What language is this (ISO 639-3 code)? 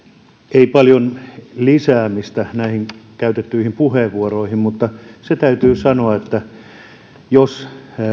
fin